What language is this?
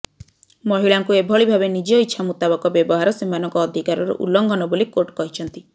Odia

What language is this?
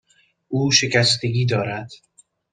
Persian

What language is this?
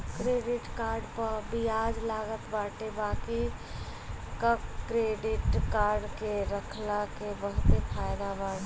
Bhojpuri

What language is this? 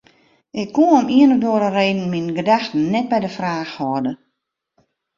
Western Frisian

